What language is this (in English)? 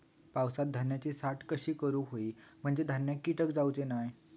Marathi